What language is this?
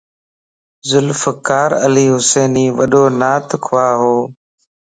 Lasi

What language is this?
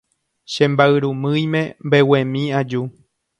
Guarani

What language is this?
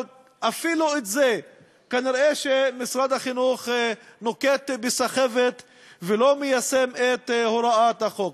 Hebrew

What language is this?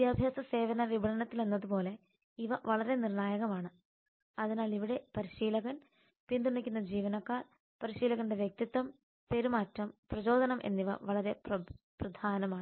Malayalam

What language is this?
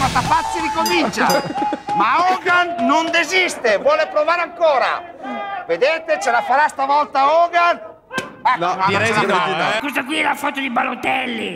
Italian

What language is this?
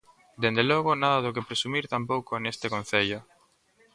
Galician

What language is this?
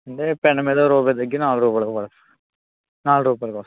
Telugu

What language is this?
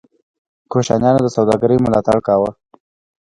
Pashto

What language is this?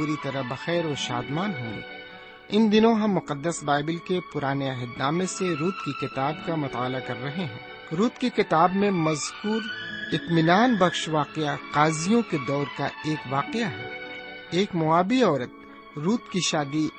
Urdu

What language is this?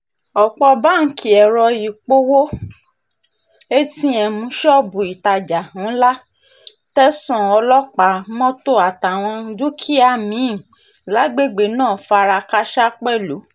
Yoruba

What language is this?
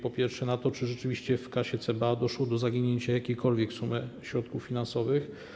Polish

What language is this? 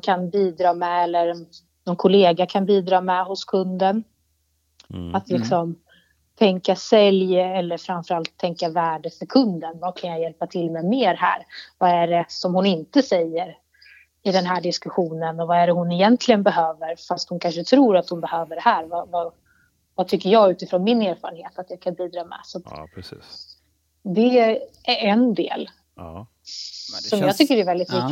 Swedish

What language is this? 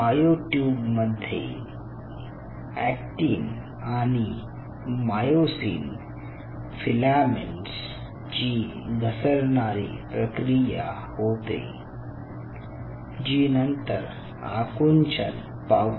Marathi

